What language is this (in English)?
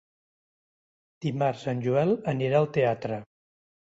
Catalan